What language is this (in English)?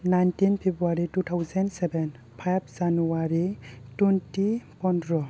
Bodo